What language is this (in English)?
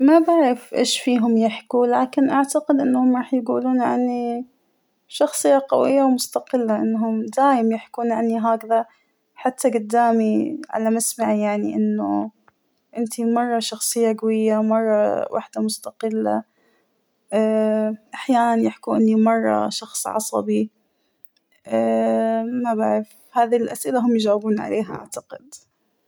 Hijazi Arabic